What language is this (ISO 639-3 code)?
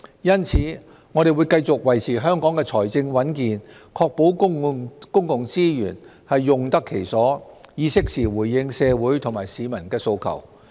yue